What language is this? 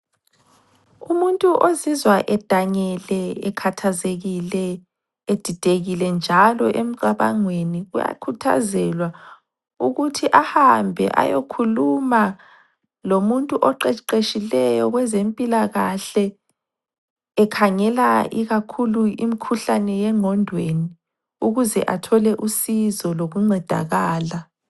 North Ndebele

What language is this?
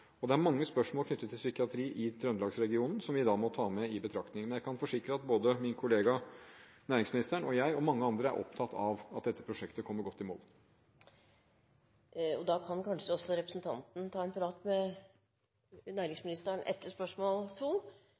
Norwegian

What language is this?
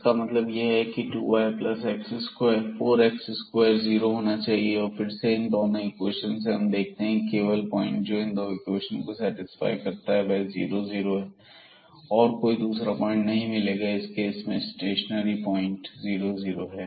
Hindi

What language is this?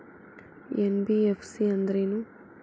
Kannada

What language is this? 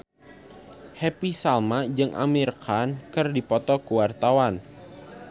Sundanese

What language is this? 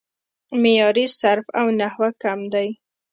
Pashto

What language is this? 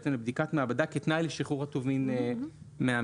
Hebrew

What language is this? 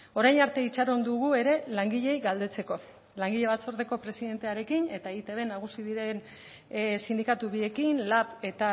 Basque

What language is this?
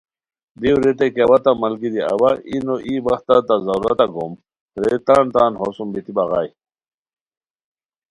Khowar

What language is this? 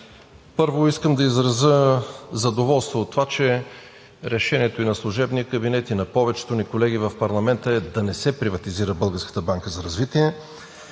Bulgarian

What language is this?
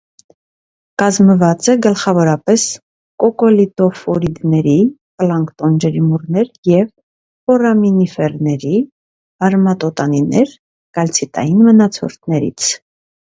Armenian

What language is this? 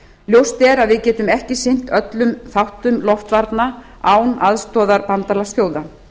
Icelandic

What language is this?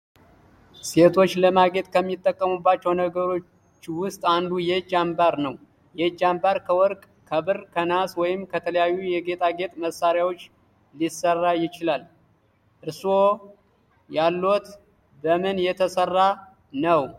Amharic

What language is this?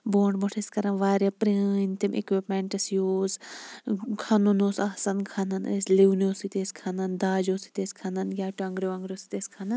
Kashmiri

